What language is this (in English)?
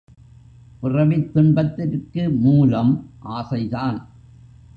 Tamil